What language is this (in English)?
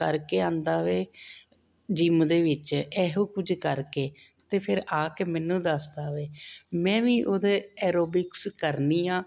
Punjabi